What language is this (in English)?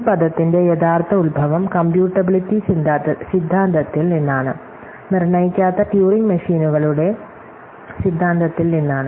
Malayalam